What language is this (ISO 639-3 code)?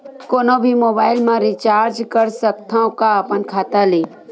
hne